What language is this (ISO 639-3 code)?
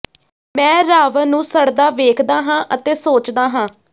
pan